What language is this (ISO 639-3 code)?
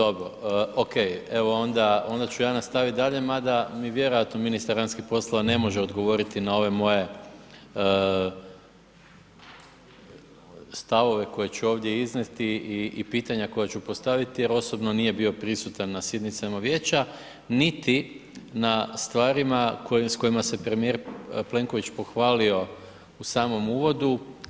hrv